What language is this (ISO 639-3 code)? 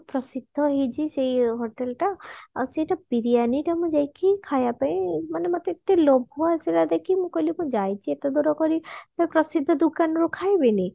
ori